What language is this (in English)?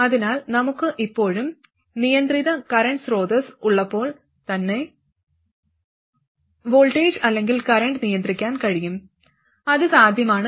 Malayalam